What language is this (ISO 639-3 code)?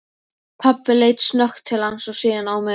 isl